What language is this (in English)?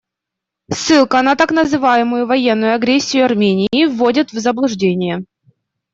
Russian